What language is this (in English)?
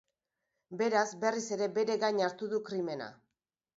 Basque